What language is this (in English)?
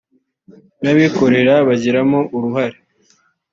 Kinyarwanda